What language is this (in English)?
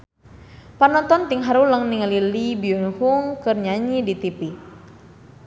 Sundanese